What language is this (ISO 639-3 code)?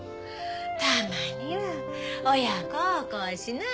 jpn